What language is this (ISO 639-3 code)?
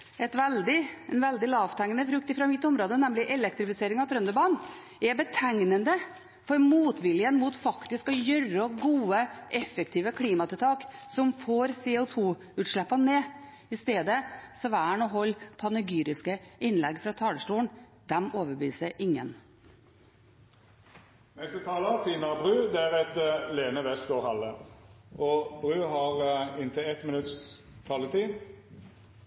nor